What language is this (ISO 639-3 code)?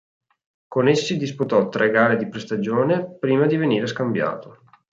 ita